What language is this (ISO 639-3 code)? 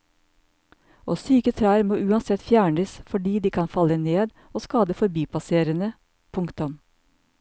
nor